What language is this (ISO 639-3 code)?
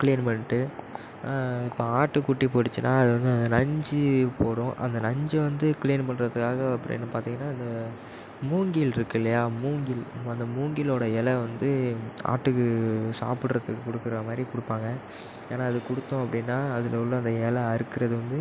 tam